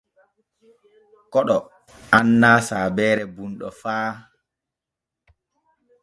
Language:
Borgu Fulfulde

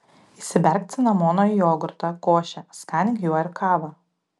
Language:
Lithuanian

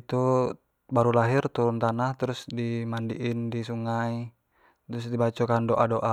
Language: Jambi Malay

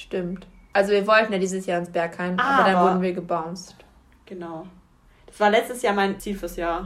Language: German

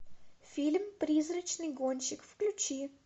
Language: Russian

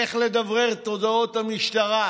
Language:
Hebrew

